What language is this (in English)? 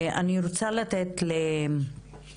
Hebrew